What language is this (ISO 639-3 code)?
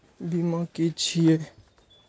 mai